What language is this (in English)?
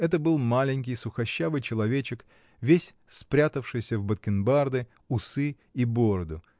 Russian